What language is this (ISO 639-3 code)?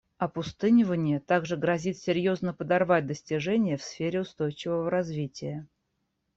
rus